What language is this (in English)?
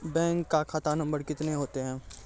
Maithili